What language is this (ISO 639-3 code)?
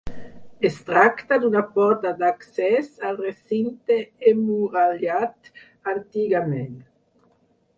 cat